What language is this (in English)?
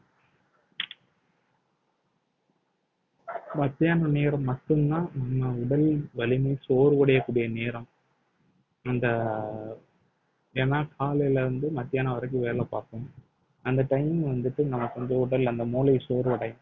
Tamil